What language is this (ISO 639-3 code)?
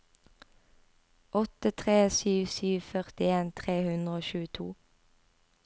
nor